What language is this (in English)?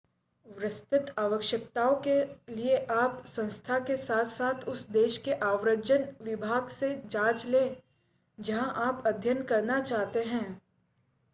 Hindi